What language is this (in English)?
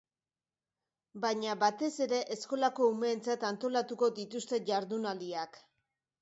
Basque